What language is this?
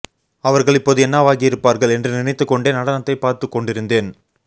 Tamil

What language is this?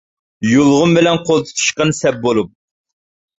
Uyghur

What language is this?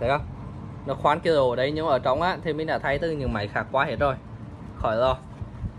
Vietnamese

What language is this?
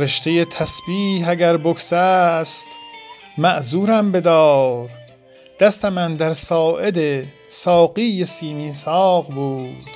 Persian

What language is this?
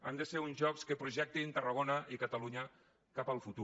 Catalan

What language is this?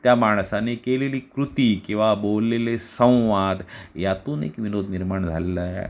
Marathi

